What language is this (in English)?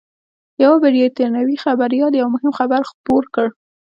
Pashto